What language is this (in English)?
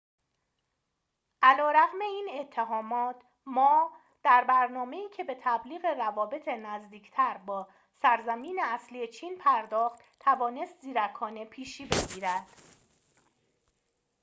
Persian